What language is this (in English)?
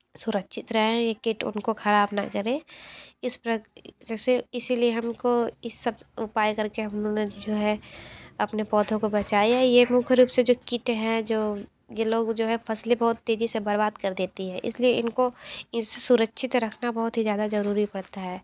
Hindi